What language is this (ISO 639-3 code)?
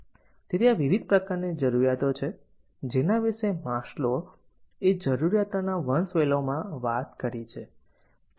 guj